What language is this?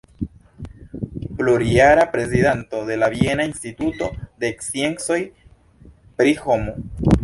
Esperanto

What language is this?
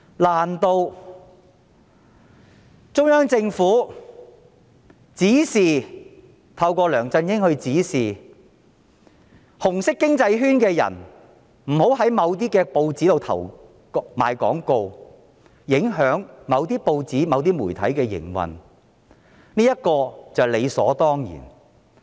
Cantonese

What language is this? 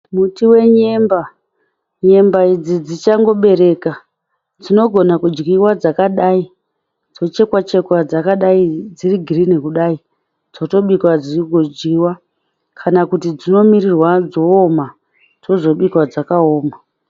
Shona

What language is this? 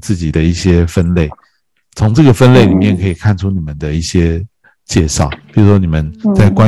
Chinese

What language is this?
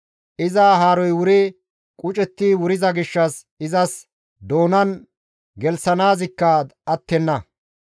Gamo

